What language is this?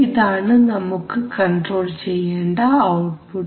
Malayalam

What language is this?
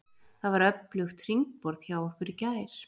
Icelandic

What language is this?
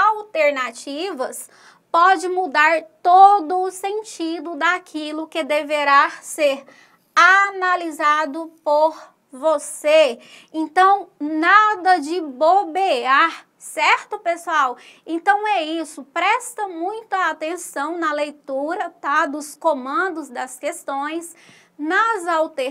Portuguese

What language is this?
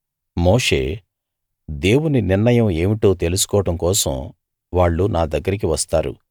Telugu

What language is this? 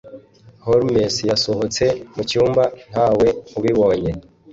Kinyarwanda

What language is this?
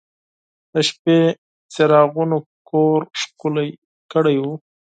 Pashto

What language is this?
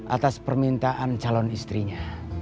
Indonesian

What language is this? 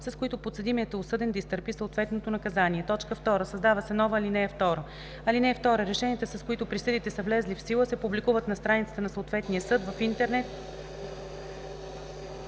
Bulgarian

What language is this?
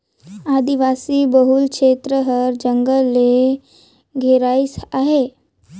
Chhattisgarhi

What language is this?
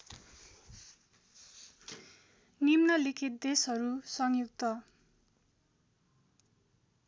Nepali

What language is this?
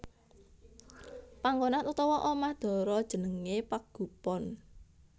Javanese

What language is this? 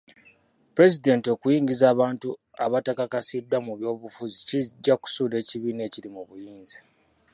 Ganda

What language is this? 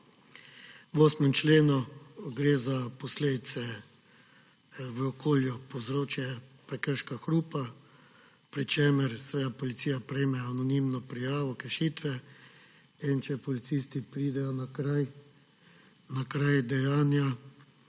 Slovenian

